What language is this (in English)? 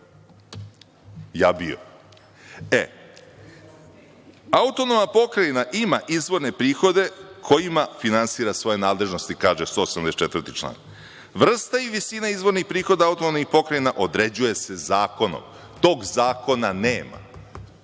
Serbian